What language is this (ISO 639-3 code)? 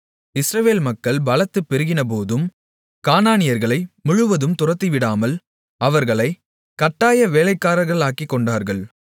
tam